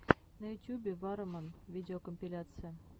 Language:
Russian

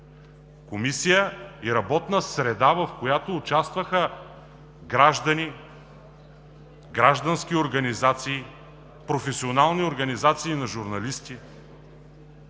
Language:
Bulgarian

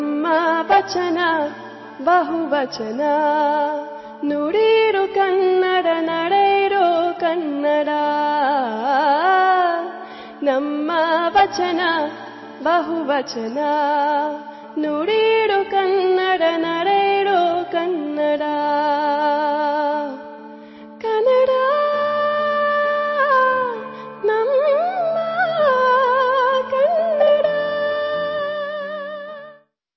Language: Bangla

